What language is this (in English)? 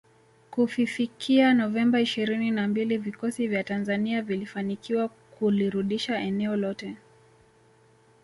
Swahili